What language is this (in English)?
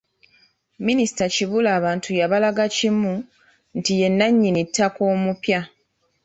Ganda